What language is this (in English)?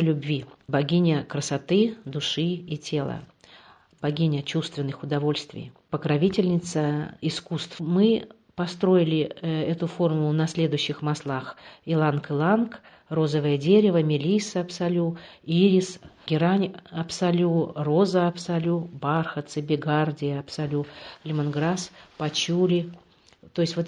Russian